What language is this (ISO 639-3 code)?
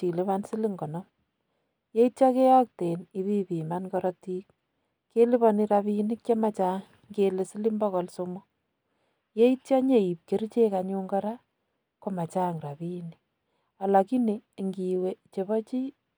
kln